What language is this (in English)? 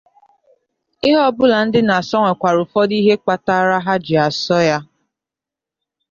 Igbo